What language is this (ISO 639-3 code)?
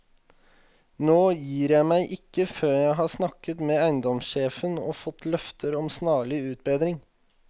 nor